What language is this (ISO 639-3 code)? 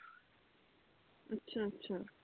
pan